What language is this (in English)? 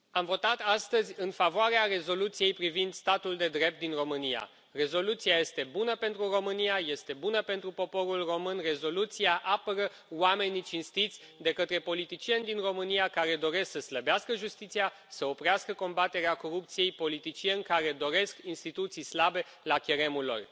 Romanian